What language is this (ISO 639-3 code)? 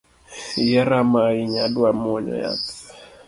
luo